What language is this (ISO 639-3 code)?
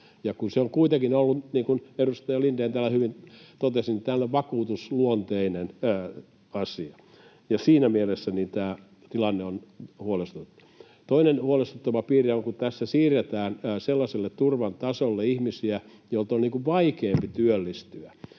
fin